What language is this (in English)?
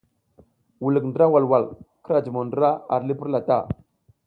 South Giziga